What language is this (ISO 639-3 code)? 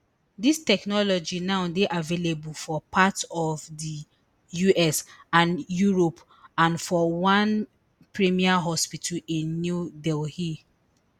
pcm